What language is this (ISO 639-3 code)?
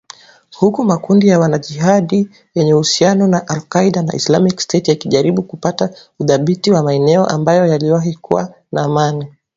swa